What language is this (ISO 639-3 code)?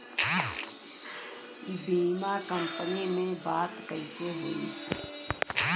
bho